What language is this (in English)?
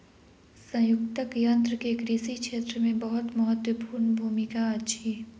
Maithili